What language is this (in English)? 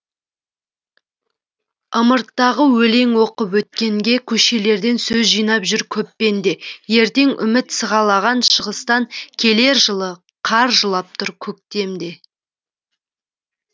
Kazakh